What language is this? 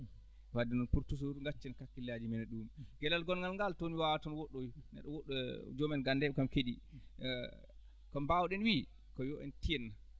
Fula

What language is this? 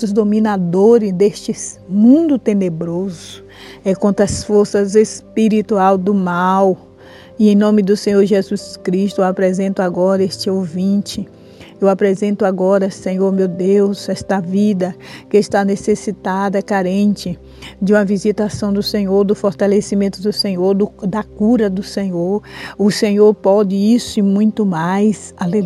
Portuguese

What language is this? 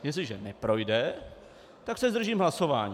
Czech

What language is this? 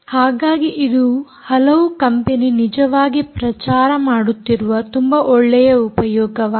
Kannada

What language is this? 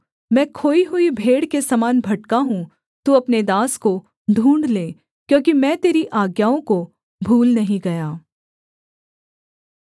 Hindi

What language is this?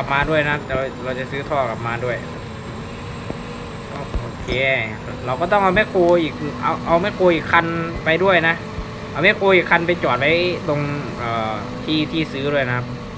Thai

